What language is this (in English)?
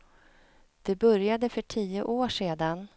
Swedish